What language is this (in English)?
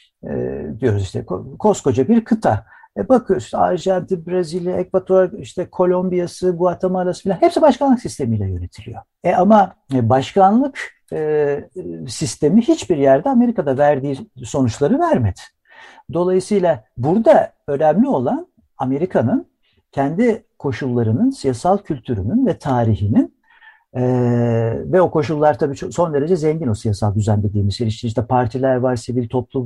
Turkish